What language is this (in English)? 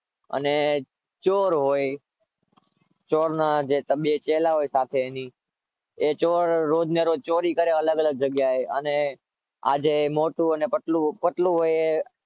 Gujarati